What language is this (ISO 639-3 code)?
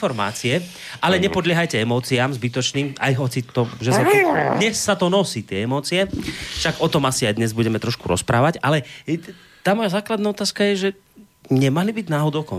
slk